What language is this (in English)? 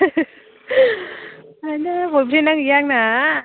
Bodo